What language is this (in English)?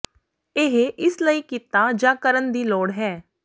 Punjabi